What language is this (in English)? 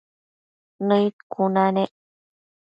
Matsés